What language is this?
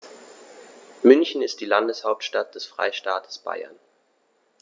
German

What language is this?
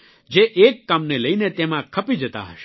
Gujarati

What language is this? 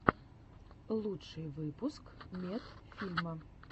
Russian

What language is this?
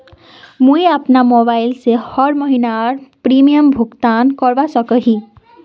Magahi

